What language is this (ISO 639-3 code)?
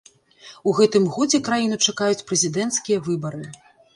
bel